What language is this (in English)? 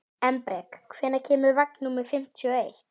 Icelandic